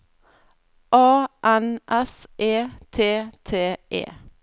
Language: Norwegian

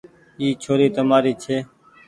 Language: Goaria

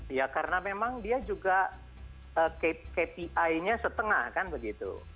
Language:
Indonesian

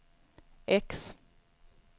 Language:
Swedish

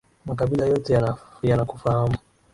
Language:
Swahili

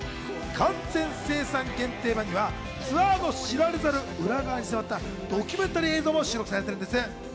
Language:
Japanese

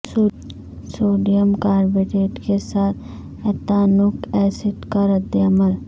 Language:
Urdu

